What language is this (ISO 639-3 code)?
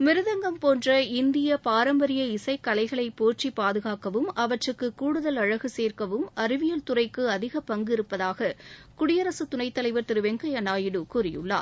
tam